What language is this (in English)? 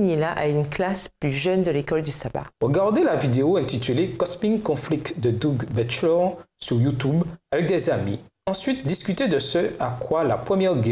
French